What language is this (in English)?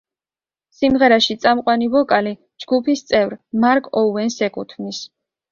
Georgian